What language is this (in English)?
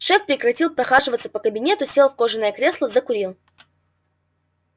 Russian